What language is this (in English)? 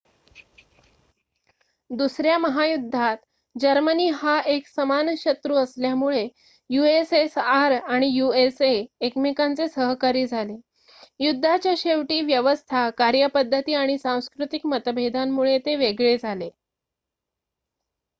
Marathi